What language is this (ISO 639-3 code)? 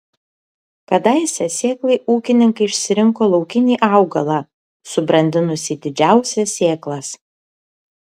lit